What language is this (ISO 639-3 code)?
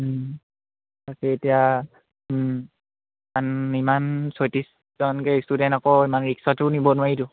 asm